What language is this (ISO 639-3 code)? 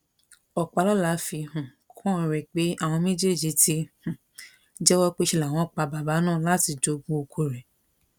yor